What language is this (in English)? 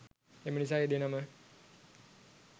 Sinhala